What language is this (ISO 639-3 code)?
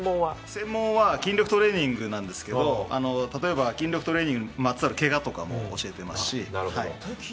jpn